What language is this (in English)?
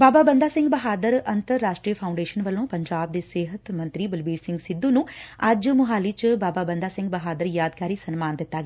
Punjabi